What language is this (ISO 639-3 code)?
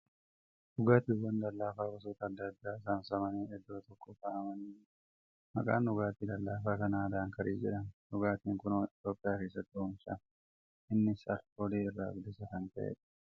orm